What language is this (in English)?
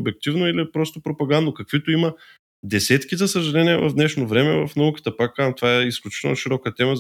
Bulgarian